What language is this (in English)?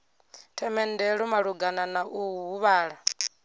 Venda